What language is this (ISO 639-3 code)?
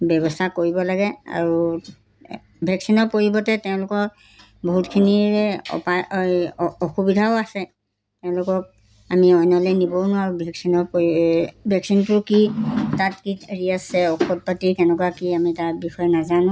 asm